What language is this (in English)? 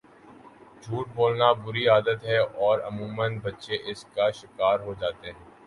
Urdu